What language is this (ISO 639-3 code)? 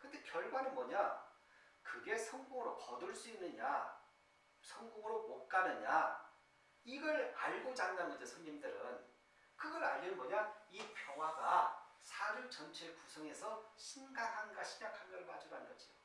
kor